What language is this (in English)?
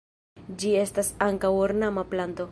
Esperanto